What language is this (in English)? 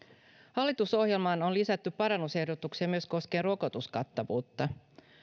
Finnish